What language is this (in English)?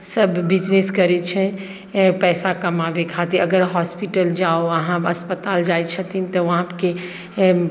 Maithili